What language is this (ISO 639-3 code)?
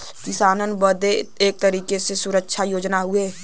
bho